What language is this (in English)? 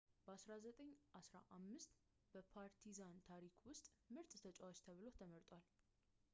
Amharic